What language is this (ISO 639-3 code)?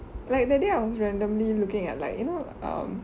eng